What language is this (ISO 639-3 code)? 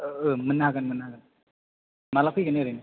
brx